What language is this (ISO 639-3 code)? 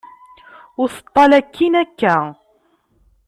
kab